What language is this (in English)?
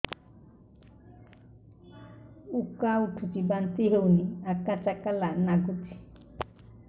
Odia